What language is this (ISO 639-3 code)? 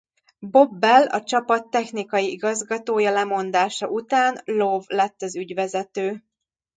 hun